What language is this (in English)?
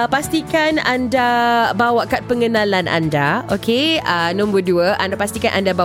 Malay